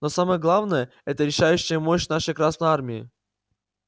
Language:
Russian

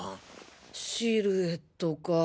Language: Japanese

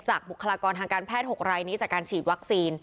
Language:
Thai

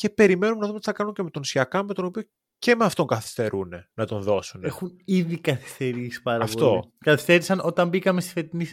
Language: Greek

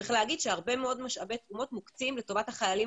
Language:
Hebrew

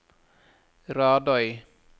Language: Norwegian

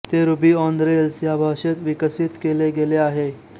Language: Marathi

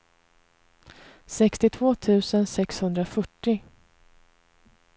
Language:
Swedish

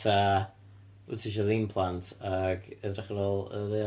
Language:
Welsh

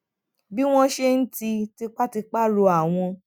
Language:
Yoruba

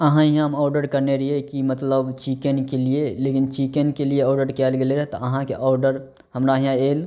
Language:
Maithili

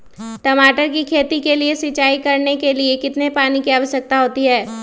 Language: Magahi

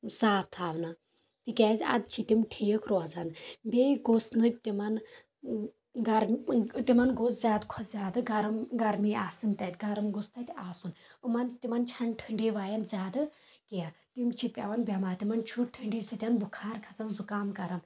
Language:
Kashmiri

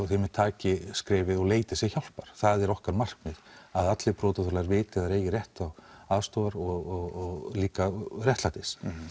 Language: Icelandic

